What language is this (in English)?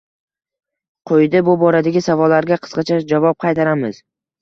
Uzbek